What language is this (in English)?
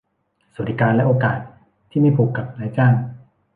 Thai